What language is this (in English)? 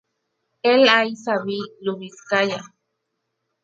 Spanish